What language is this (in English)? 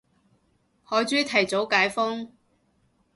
Cantonese